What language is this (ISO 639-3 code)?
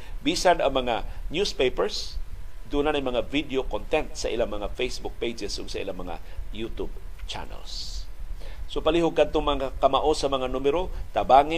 fil